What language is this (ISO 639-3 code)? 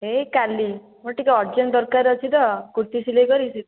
ori